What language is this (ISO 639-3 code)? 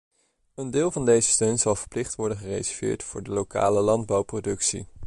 nld